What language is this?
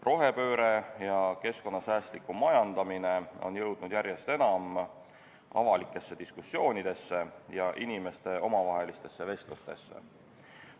Estonian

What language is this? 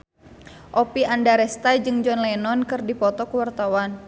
Sundanese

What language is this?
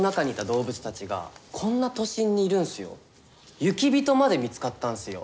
Japanese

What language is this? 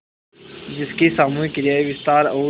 Hindi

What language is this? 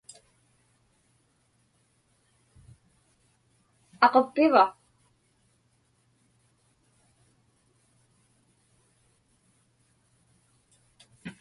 Inupiaq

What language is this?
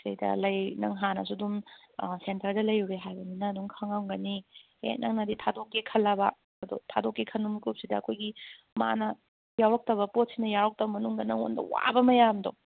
Manipuri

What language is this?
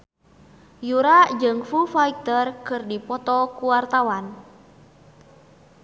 Sundanese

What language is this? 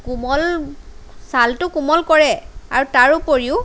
Assamese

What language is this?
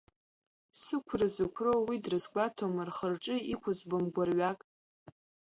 Abkhazian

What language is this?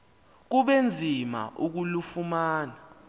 Xhosa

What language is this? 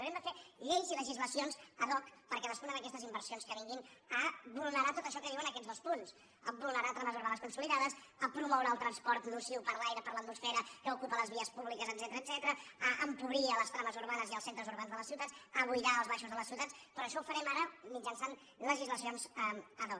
Catalan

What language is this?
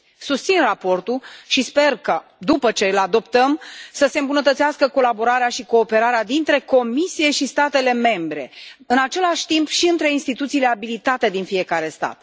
Romanian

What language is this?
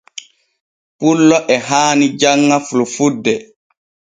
Borgu Fulfulde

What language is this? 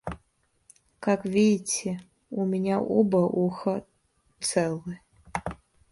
Russian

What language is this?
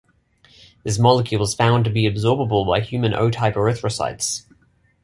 English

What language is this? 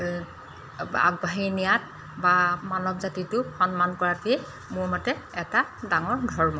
Assamese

